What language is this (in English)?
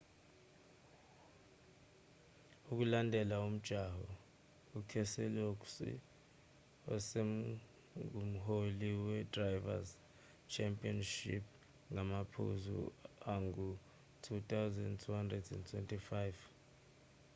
Zulu